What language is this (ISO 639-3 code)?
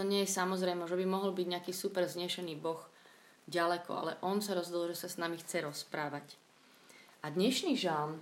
slk